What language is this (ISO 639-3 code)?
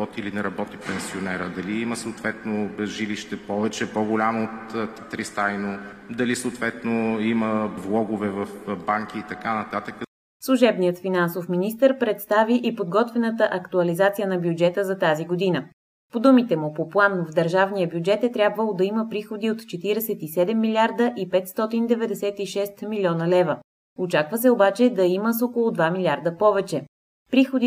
bul